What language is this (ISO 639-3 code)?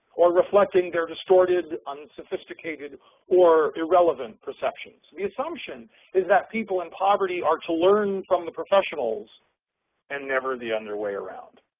eng